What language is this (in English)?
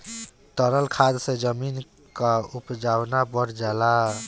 Bhojpuri